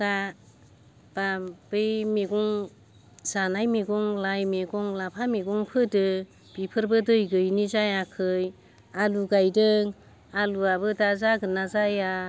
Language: Bodo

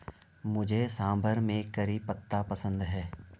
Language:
Hindi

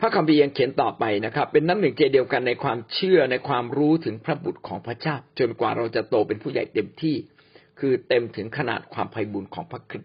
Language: Thai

